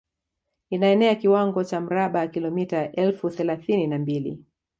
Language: Swahili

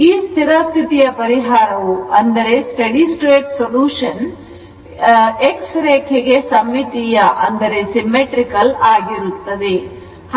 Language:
Kannada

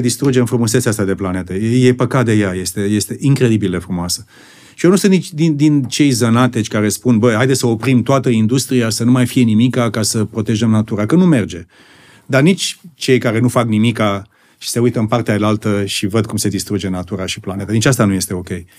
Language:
Romanian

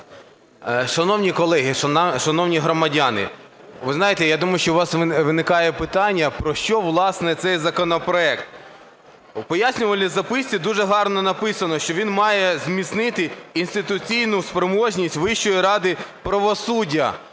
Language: Ukrainian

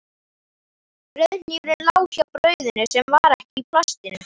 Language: Icelandic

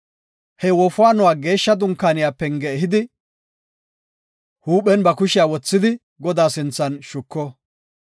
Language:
Gofa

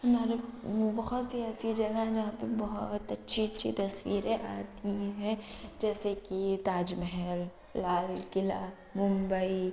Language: Urdu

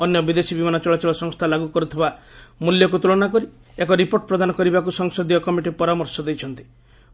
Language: Odia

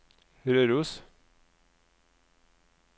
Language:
Norwegian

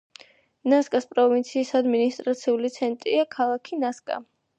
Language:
Georgian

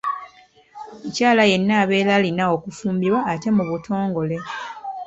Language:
Ganda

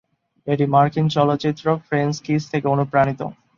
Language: Bangla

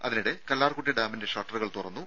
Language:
Malayalam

